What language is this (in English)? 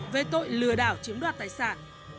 Vietnamese